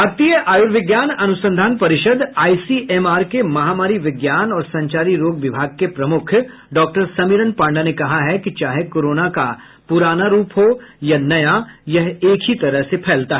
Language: Hindi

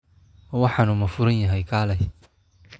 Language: Somali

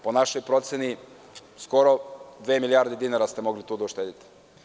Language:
Serbian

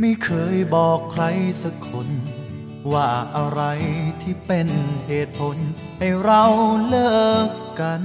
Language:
Thai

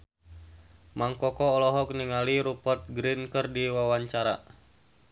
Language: Sundanese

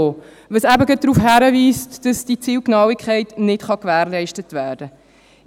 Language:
Swiss German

